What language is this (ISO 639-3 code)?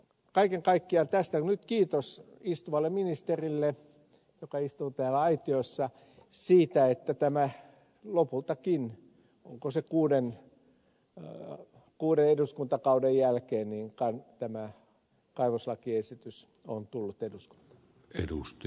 fin